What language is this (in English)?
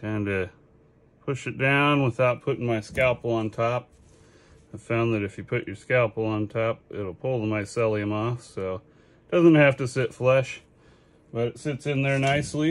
English